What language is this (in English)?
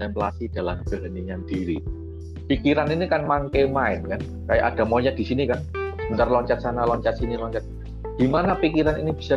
Indonesian